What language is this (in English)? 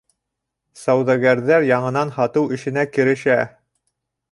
Bashkir